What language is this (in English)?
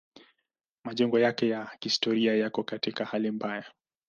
Swahili